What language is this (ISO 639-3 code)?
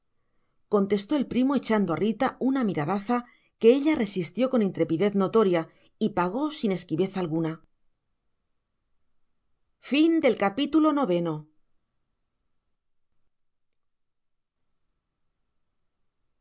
spa